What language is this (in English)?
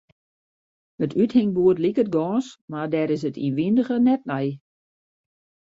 Western Frisian